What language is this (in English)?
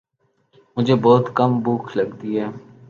Urdu